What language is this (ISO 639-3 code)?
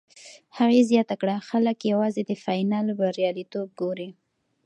pus